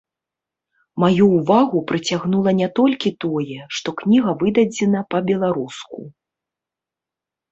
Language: Belarusian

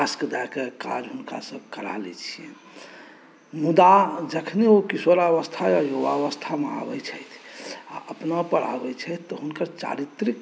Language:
Maithili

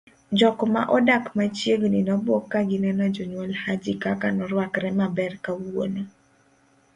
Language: Luo (Kenya and Tanzania)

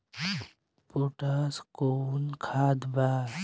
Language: Bhojpuri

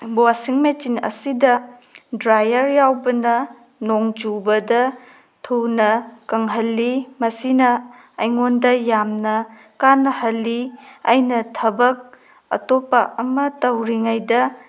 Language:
Manipuri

